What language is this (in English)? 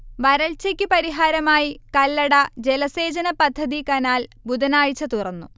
Malayalam